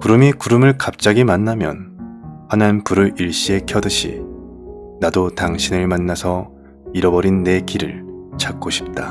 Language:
Korean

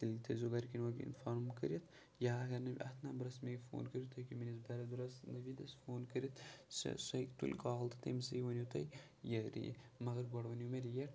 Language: Kashmiri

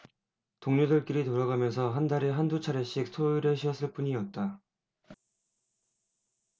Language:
Korean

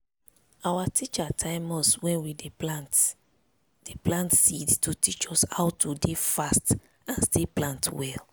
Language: Nigerian Pidgin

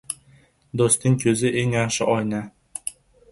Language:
Uzbek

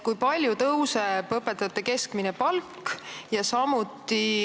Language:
Estonian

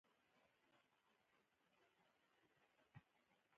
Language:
Pashto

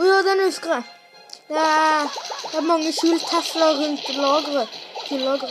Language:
Norwegian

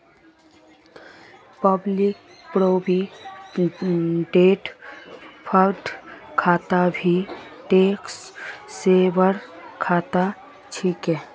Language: Magahi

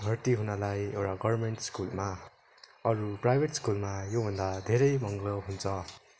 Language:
Nepali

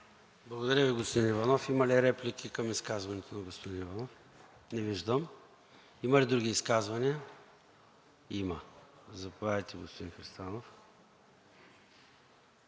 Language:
Bulgarian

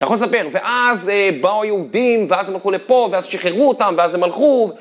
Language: Hebrew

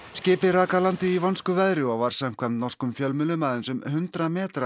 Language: Icelandic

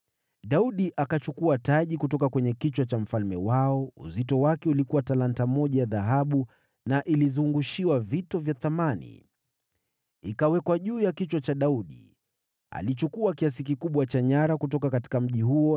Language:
Swahili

